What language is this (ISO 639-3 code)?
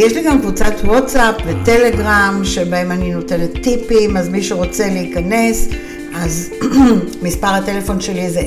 heb